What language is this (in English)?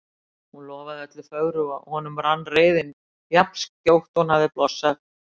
Icelandic